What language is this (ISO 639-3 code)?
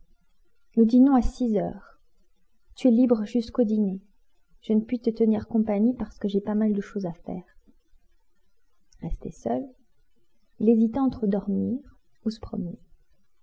fra